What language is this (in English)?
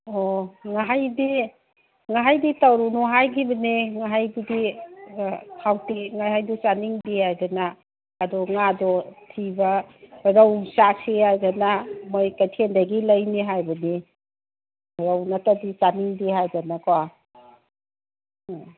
Manipuri